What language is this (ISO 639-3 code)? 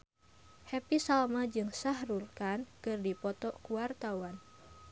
sun